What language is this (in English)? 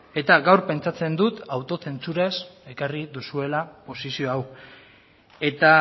Basque